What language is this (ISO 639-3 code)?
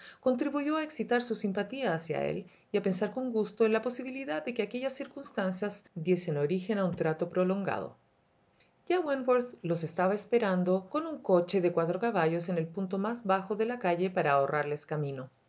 spa